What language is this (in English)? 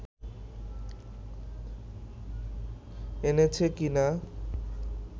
Bangla